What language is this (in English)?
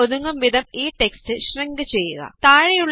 Malayalam